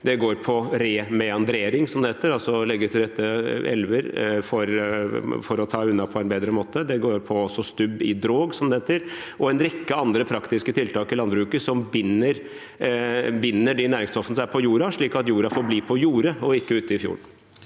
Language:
Norwegian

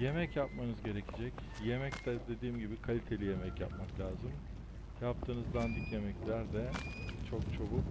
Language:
Turkish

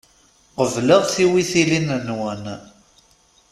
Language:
Kabyle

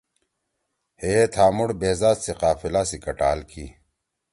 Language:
Torwali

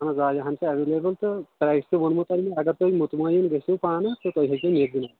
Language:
Kashmiri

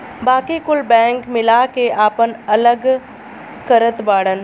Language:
Bhojpuri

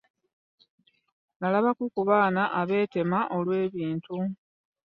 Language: Ganda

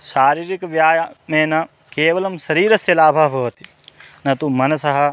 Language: Sanskrit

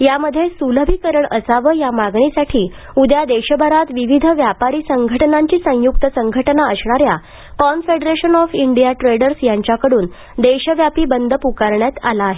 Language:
Marathi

